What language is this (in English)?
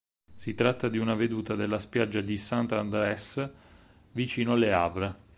Italian